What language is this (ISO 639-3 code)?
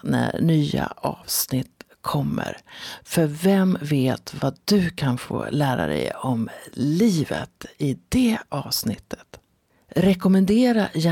swe